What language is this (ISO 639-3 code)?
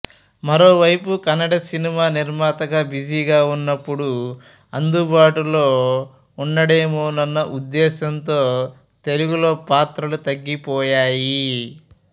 tel